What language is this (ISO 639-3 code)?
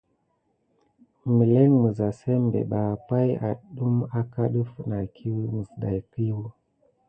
gid